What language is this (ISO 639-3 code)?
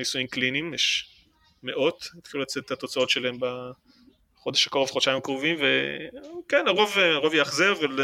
heb